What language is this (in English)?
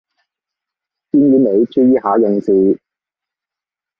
Cantonese